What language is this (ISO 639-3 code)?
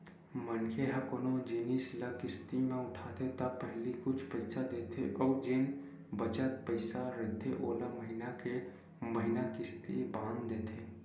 hne